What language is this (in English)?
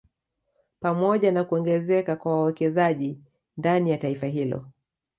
Swahili